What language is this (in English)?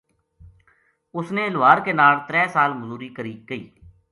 Gujari